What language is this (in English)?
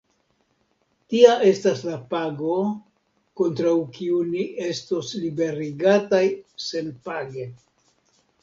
Esperanto